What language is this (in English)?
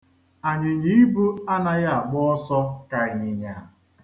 Igbo